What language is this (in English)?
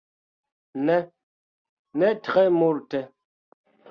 Esperanto